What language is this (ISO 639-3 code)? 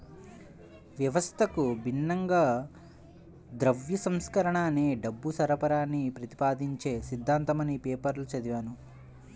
tel